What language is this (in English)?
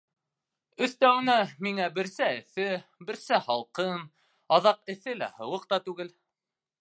Bashkir